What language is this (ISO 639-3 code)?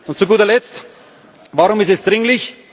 deu